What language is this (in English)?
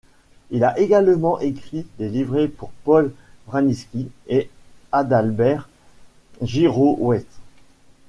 French